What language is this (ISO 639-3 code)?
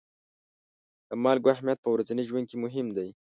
pus